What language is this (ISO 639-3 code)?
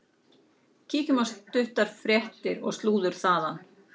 isl